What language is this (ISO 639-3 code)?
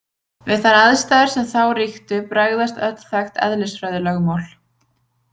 isl